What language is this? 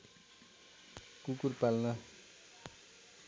Nepali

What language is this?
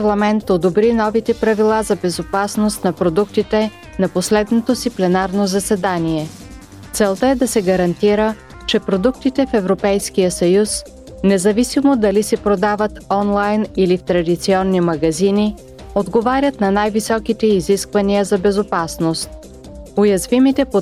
Bulgarian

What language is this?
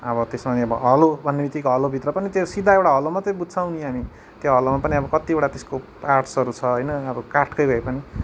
Nepali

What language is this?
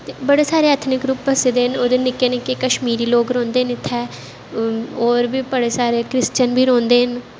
Dogri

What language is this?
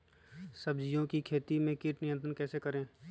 Magahi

